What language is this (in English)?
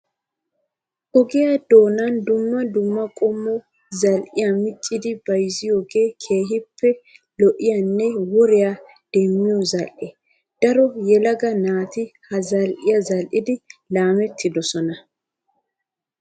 Wolaytta